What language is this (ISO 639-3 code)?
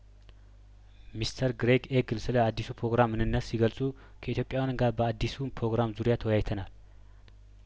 amh